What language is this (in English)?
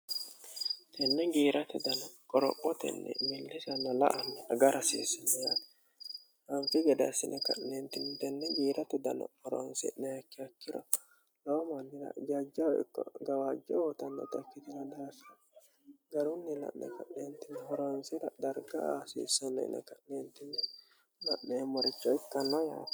Sidamo